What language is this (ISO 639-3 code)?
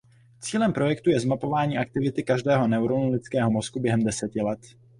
ces